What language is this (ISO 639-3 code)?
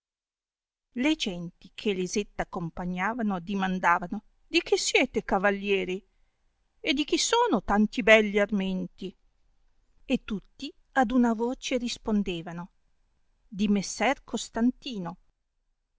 ita